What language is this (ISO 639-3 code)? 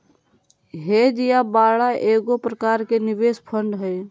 mag